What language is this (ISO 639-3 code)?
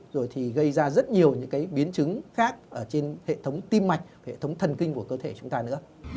vie